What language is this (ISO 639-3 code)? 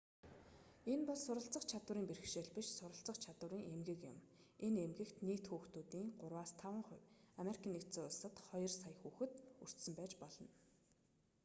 mon